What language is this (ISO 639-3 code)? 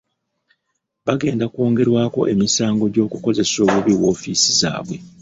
lug